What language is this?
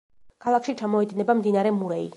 Georgian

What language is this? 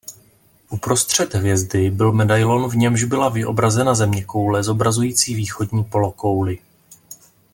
Czech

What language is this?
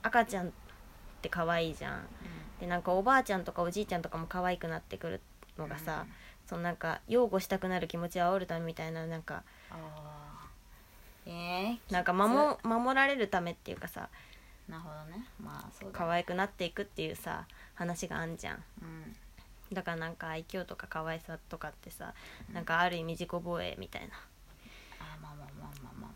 Japanese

